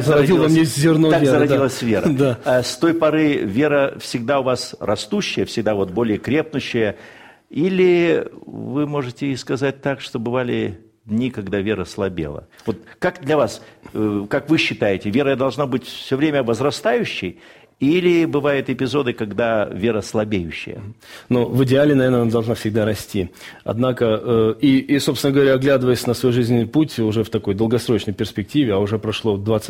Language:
Russian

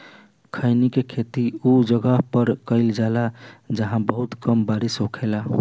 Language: Bhojpuri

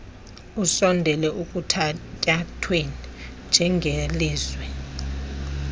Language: Xhosa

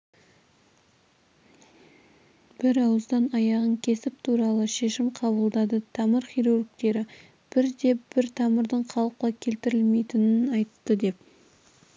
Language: Kazakh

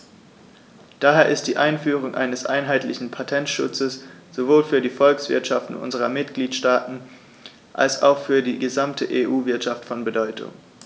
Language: German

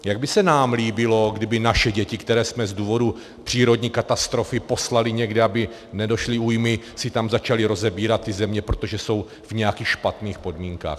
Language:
Czech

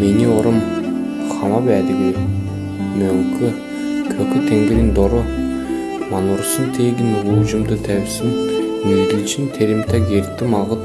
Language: Mongolian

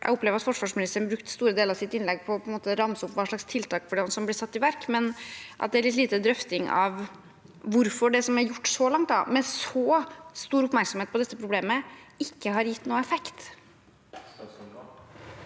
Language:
Norwegian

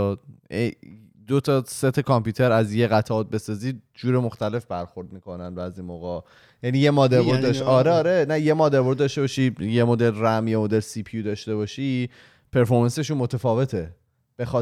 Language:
Persian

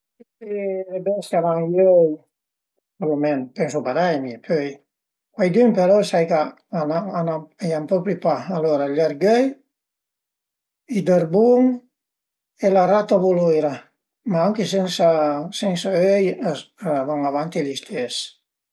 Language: Piedmontese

